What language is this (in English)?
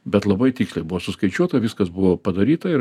Lithuanian